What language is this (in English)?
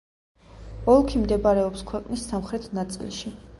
Georgian